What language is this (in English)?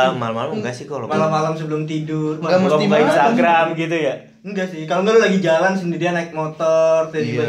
Indonesian